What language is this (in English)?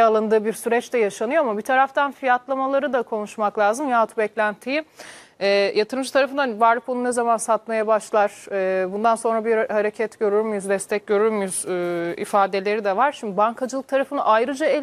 Turkish